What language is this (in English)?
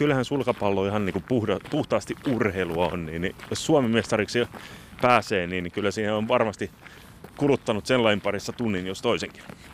Finnish